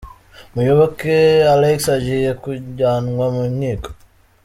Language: Kinyarwanda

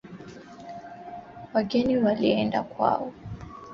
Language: Swahili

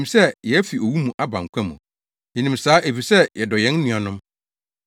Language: Akan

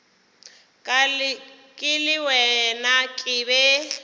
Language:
Northern Sotho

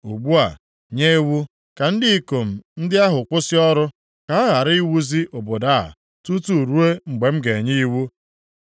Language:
Igbo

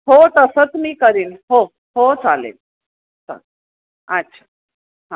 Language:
Marathi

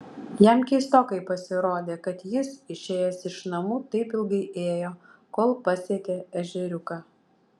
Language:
Lithuanian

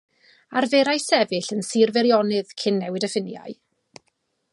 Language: Welsh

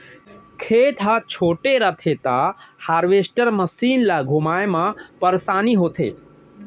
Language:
Chhattisgarhi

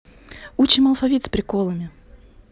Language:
Russian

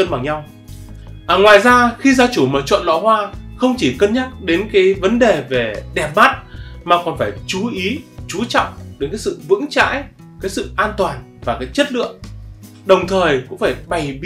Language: Vietnamese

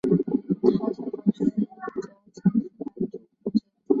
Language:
Chinese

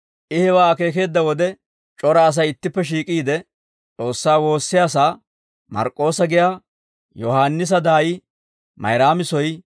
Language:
Dawro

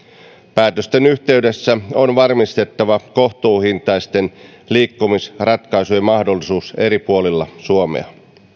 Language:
Finnish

